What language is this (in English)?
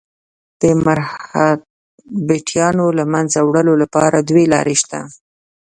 Pashto